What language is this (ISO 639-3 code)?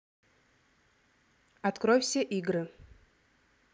rus